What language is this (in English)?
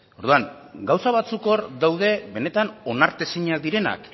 Basque